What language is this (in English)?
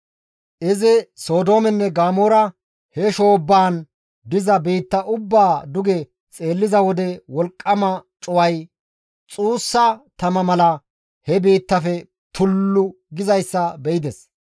Gamo